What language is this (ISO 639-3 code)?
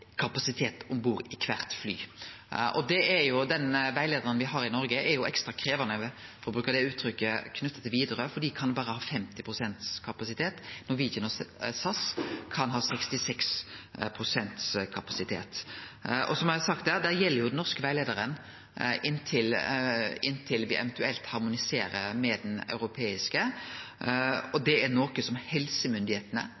nno